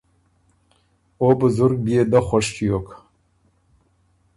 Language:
Ormuri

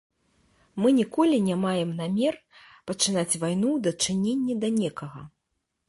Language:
Belarusian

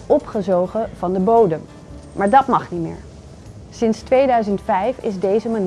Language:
Dutch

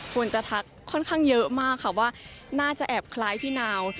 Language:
Thai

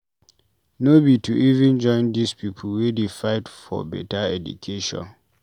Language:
Nigerian Pidgin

